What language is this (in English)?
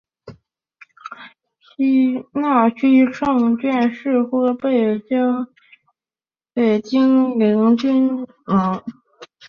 Chinese